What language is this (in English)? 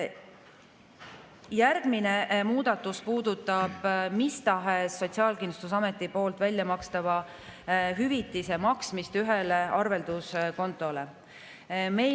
Estonian